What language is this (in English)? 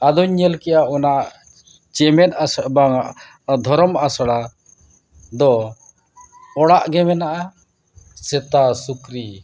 Santali